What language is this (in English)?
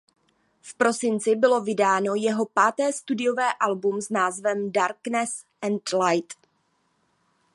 Czech